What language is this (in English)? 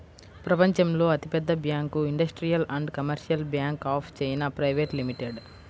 Telugu